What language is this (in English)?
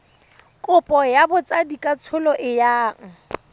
Tswana